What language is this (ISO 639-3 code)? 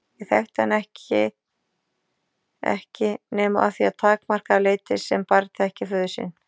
isl